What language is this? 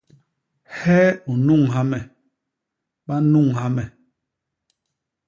Basaa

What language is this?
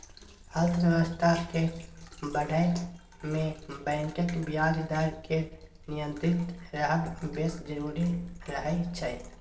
Maithili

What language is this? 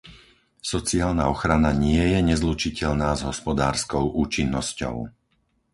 Slovak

